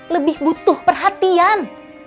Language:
Indonesian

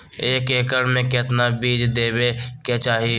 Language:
Magahi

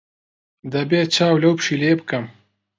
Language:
Central Kurdish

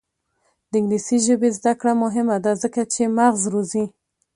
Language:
Pashto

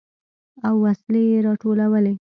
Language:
Pashto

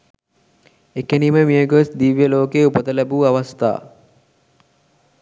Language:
Sinhala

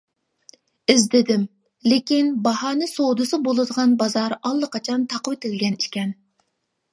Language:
Uyghur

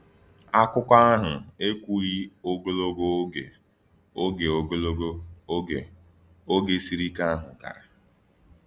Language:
Igbo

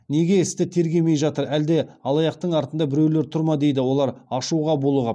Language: Kazakh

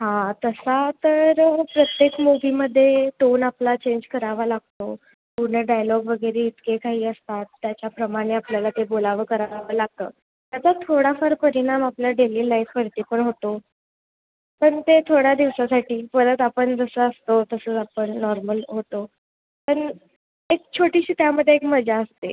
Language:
Marathi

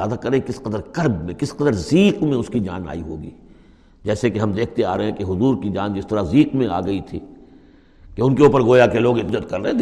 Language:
Urdu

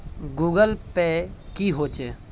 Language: Magahi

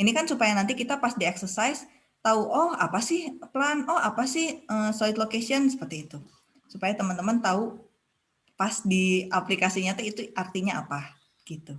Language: Indonesian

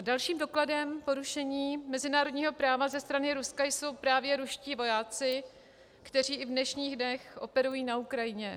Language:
Czech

